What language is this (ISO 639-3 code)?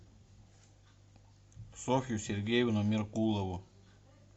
rus